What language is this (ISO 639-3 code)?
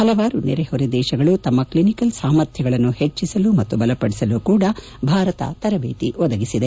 kan